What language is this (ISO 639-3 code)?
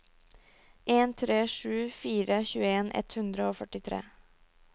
nor